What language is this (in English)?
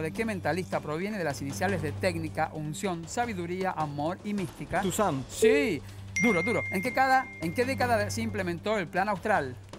Spanish